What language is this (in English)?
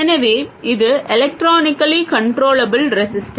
Tamil